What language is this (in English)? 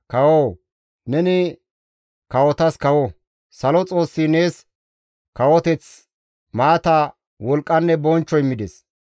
Gamo